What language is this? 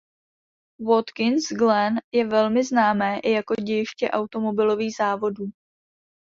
Czech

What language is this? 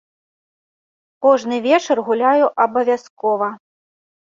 Belarusian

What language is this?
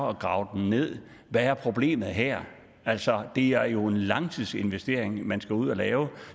Danish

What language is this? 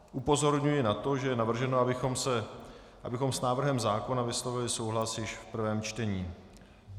Czech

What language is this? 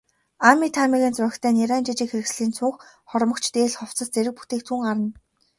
Mongolian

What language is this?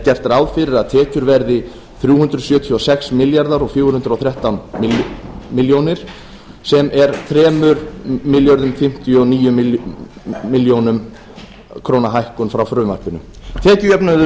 Icelandic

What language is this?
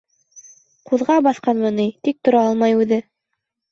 Bashkir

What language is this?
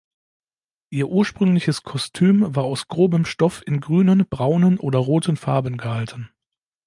German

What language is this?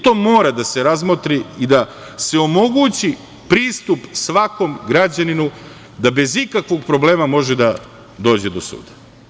Serbian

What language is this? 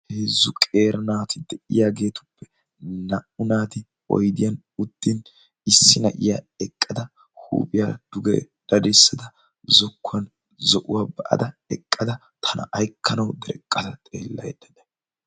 Wolaytta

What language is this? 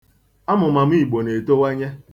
Igbo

